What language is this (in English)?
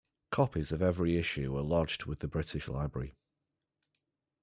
English